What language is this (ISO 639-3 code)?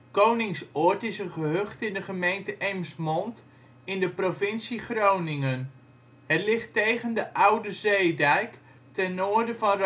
nld